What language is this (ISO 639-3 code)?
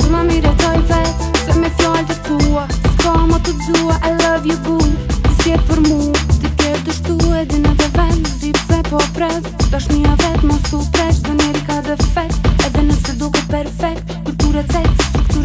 pol